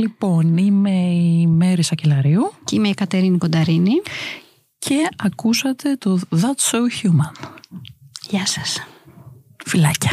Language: Greek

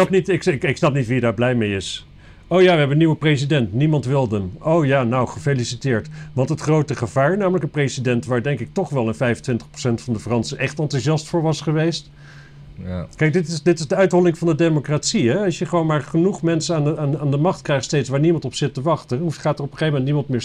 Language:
Dutch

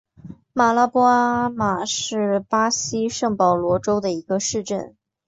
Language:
Chinese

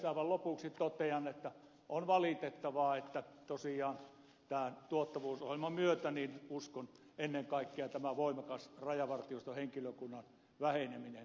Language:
Finnish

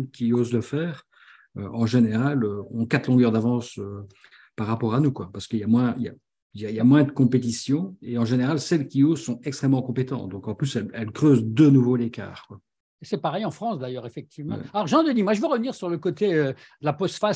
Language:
French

